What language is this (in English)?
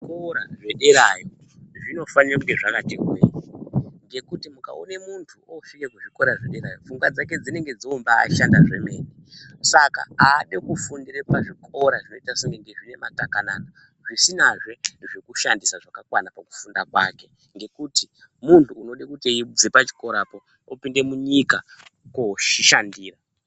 Ndau